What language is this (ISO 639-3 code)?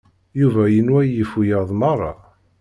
kab